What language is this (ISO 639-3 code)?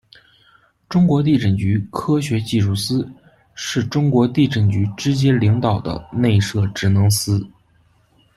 zho